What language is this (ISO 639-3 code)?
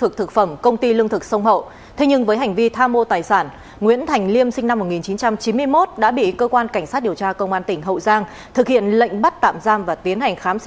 vie